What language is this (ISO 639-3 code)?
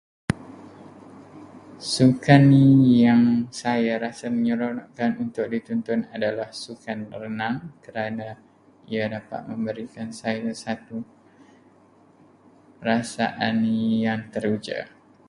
msa